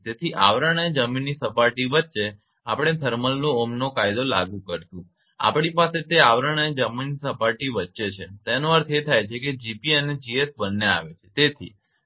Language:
Gujarati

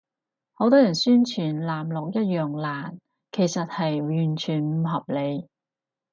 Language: Cantonese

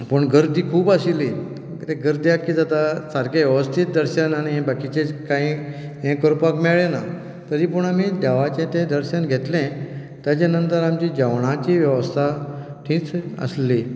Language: Konkani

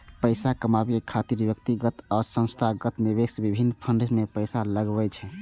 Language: Maithili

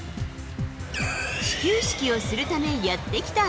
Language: Japanese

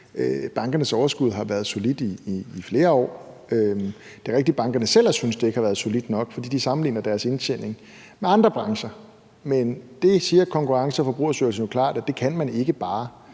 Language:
Danish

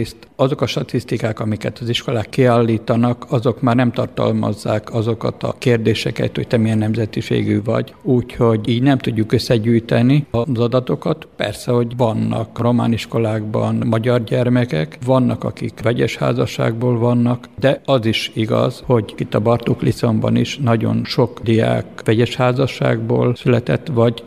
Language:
Hungarian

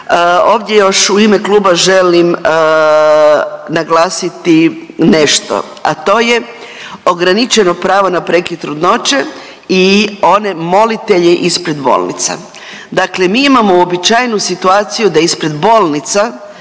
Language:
Croatian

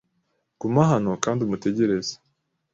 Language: Kinyarwanda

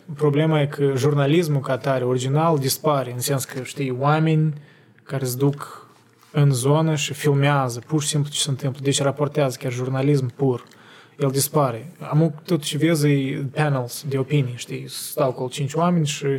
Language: Romanian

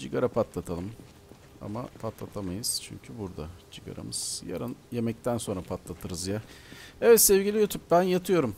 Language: Turkish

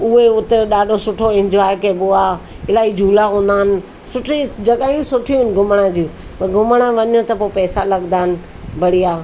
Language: Sindhi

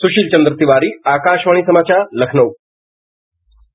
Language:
Hindi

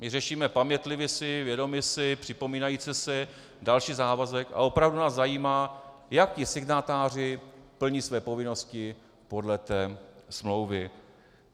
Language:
Czech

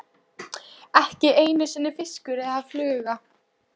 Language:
Icelandic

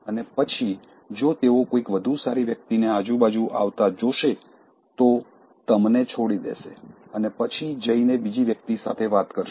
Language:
Gujarati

